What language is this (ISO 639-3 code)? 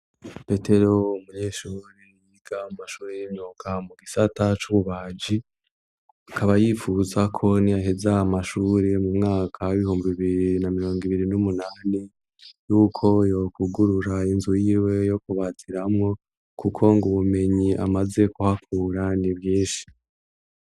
run